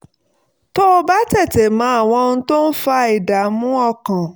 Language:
Yoruba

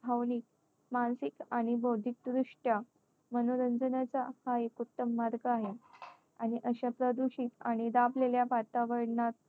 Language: Marathi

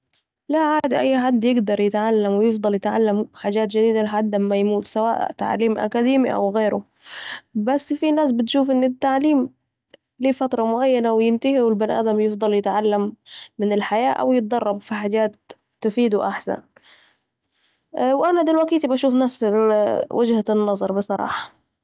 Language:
Saidi Arabic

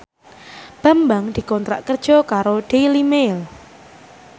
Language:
Javanese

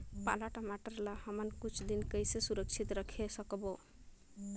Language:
Chhattisgarhi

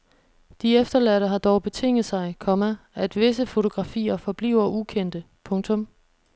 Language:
Danish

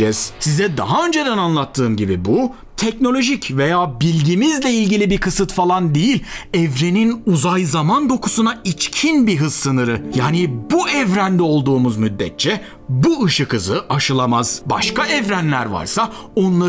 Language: Turkish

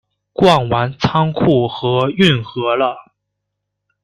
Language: Chinese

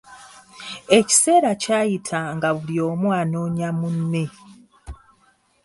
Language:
Ganda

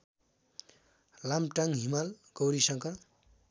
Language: Nepali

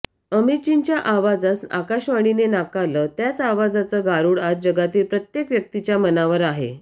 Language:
Marathi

